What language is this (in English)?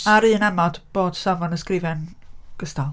Welsh